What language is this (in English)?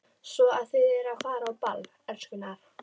Icelandic